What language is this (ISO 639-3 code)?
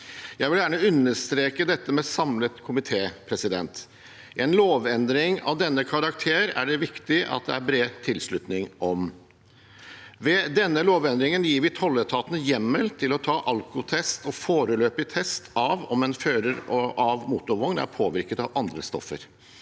nor